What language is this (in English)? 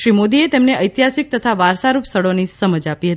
Gujarati